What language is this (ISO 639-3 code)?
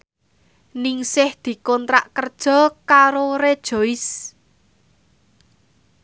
jav